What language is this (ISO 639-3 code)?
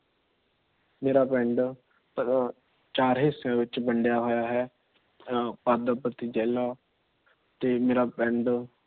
pan